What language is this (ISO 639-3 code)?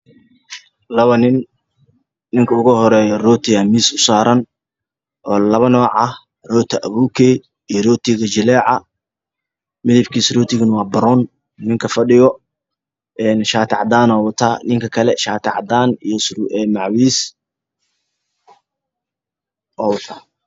som